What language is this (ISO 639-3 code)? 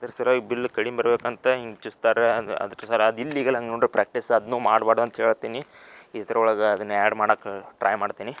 kan